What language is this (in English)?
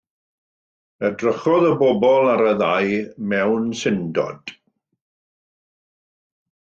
Welsh